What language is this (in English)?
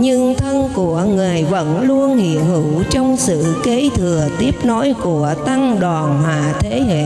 Vietnamese